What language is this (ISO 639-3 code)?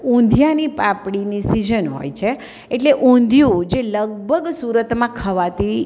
guj